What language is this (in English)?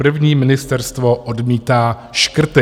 Czech